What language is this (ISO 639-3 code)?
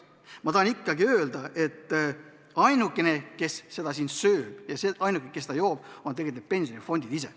est